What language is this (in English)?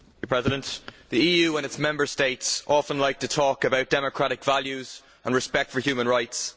English